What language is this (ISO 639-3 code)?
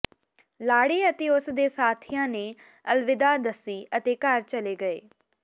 pan